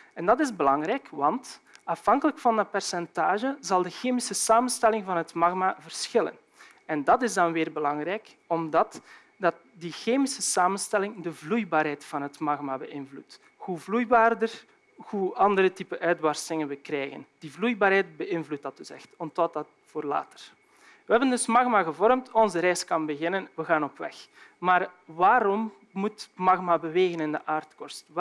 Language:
Dutch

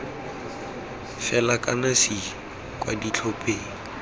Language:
Tswana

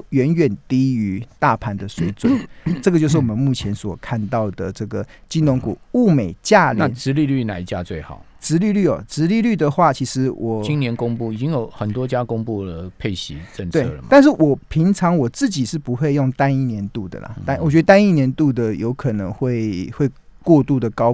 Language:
Chinese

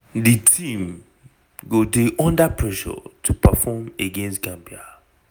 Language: Nigerian Pidgin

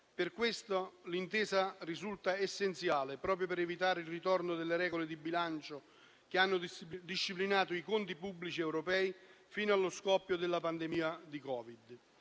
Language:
Italian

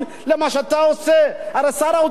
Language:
Hebrew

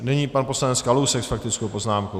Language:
Czech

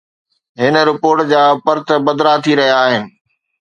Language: Sindhi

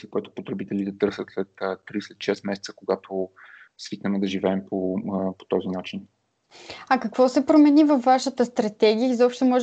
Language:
Bulgarian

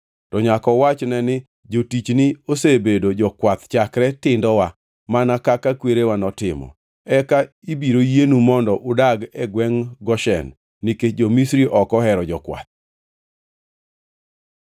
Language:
Luo (Kenya and Tanzania)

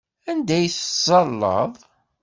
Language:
Kabyle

